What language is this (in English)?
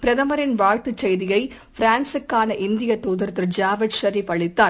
Tamil